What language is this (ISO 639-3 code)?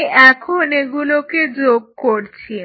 ben